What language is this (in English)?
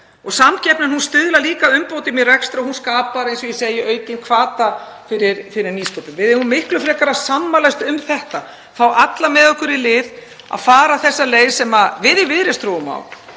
Icelandic